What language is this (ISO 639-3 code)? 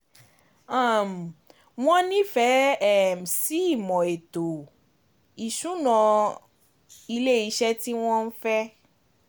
yor